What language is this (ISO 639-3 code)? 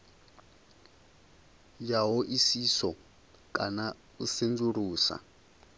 ven